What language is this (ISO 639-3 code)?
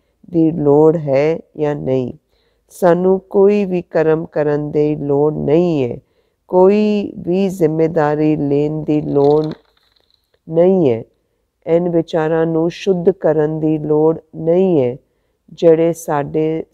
hin